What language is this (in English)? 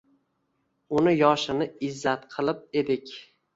Uzbek